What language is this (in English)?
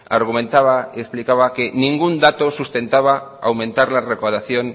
Spanish